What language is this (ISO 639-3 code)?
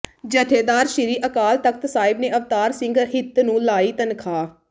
pan